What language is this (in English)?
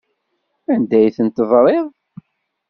Kabyle